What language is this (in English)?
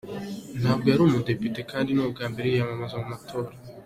Kinyarwanda